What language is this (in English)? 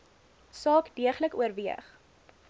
Afrikaans